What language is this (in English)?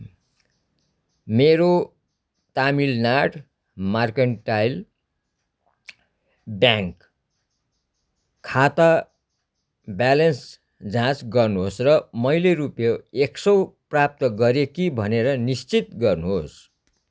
Nepali